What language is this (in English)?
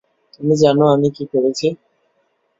Bangla